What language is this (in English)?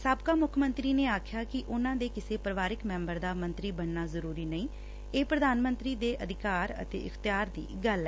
Punjabi